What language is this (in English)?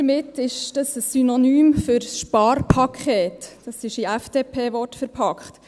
Swiss German